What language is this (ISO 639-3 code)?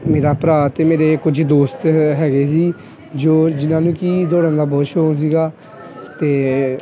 pan